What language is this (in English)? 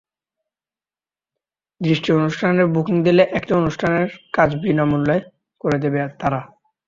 Bangla